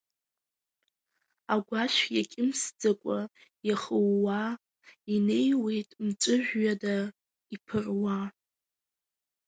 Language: Abkhazian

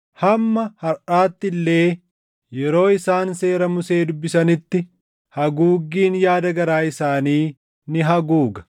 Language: Oromo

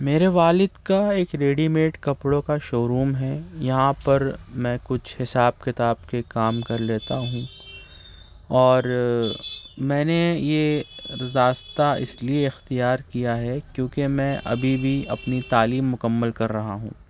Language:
Urdu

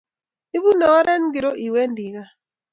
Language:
Kalenjin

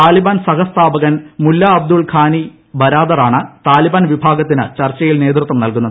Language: Malayalam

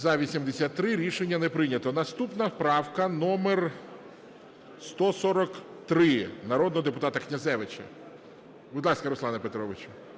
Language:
Ukrainian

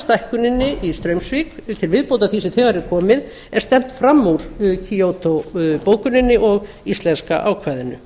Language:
Icelandic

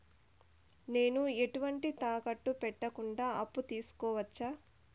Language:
Telugu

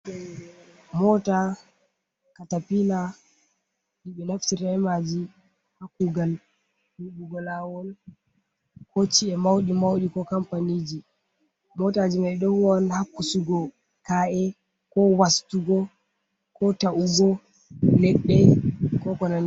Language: Fula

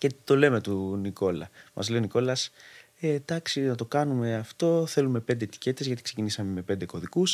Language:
Greek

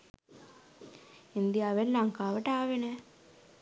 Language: Sinhala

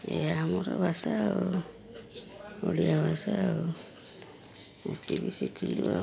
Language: Odia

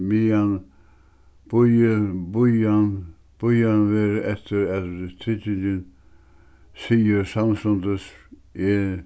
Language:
Faroese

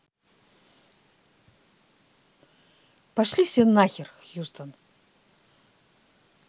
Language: Russian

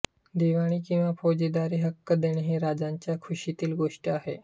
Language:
Marathi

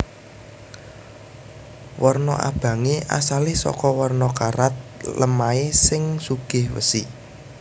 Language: Javanese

